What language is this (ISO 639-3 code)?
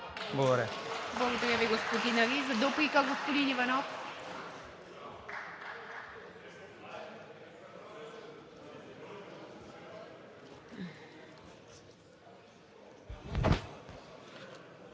bul